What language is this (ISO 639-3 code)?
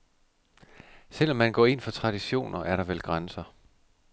dan